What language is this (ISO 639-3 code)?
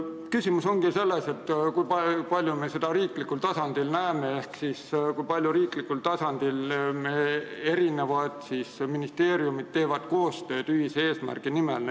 est